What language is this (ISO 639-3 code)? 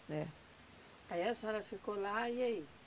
por